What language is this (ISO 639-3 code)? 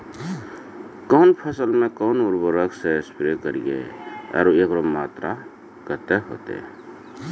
mai